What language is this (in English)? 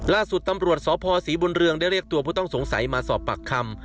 Thai